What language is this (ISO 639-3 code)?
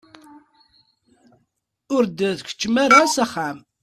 kab